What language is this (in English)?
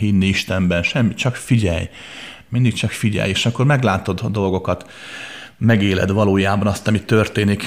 Hungarian